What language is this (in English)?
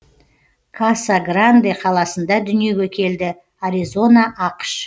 Kazakh